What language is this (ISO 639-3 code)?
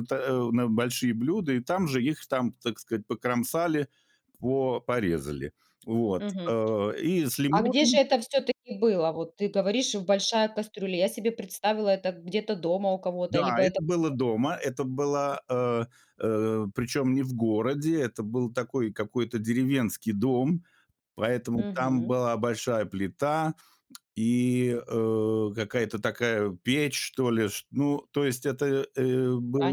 rus